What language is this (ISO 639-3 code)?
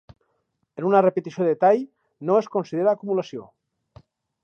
cat